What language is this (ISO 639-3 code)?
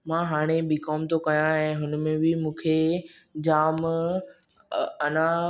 snd